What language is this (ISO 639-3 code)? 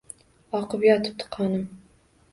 uzb